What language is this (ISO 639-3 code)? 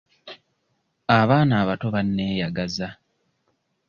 lug